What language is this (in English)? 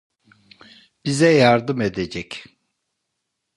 Turkish